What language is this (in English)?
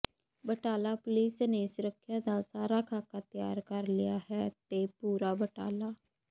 Punjabi